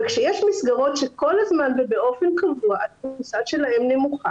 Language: Hebrew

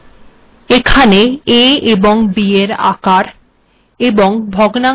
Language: Bangla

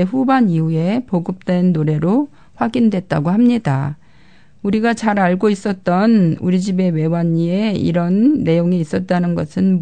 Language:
Korean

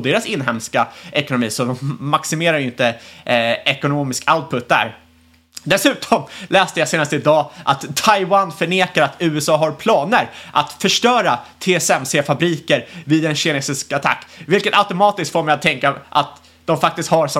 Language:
Swedish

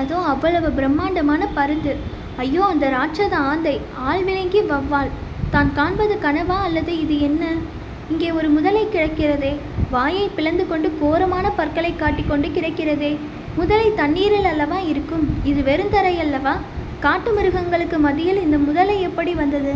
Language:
Tamil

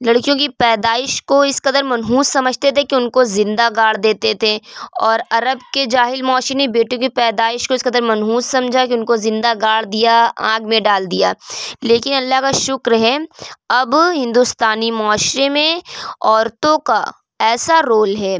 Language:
Urdu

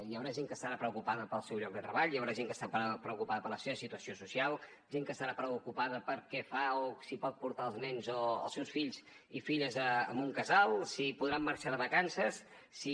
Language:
Catalan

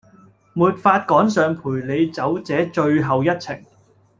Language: Cantonese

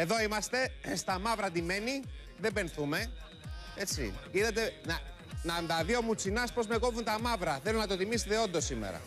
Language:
Greek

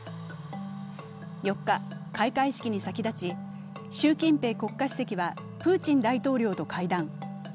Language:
Japanese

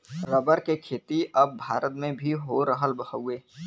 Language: Bhojpuri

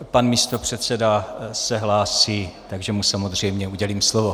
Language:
Czech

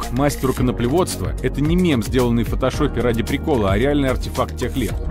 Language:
Russian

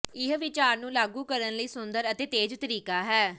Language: Punjabi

